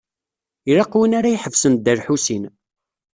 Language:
Kabyle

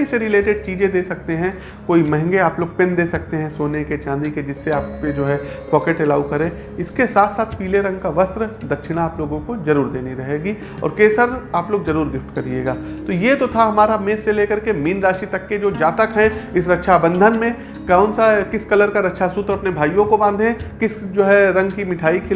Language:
Hindi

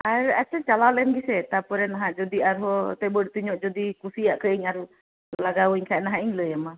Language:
Santali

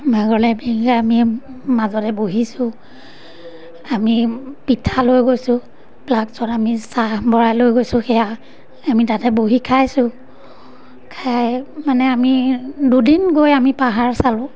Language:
Assamese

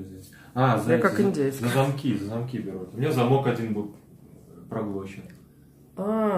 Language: Russian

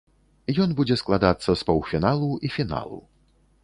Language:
Belarusian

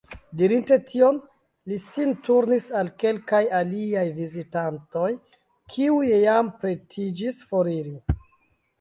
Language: Esperanto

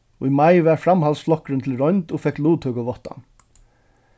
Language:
Faroese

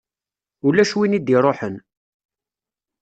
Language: Kabyle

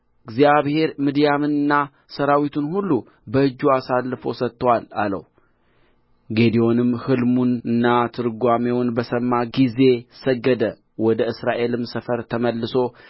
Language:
Amharic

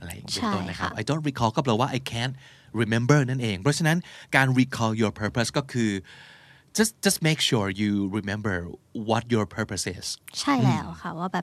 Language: Thai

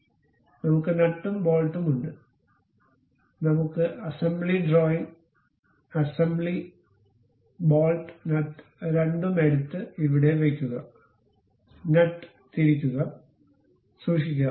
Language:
Malayalam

